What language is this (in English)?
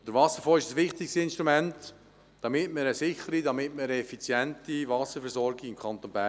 Swiss German